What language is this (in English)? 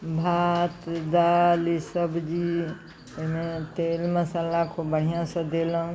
Maithili